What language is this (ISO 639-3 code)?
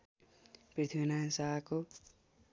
nep